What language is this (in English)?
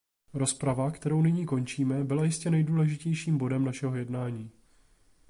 Czech